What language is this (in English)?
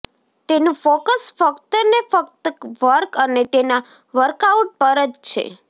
Gujarati